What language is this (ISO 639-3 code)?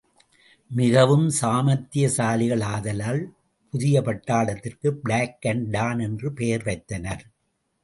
tam